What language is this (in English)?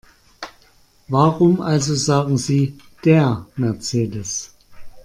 German